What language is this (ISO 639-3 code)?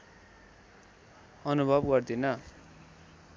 nep